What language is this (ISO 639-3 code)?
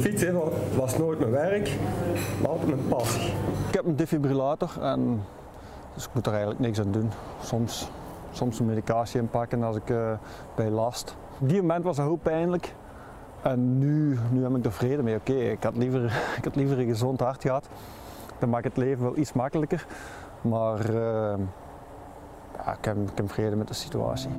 nld